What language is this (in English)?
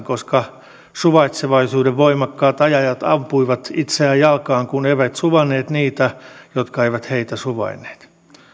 Finnish